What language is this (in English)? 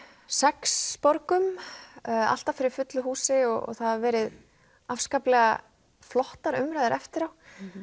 Icelandic